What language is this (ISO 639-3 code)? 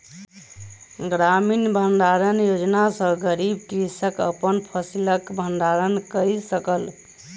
mai